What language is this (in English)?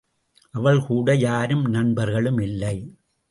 Tamil